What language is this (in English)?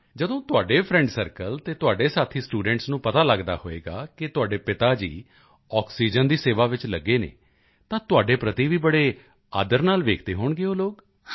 Punjabi